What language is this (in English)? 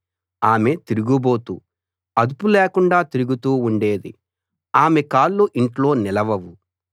Telugu